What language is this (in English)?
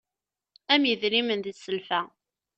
Kabyle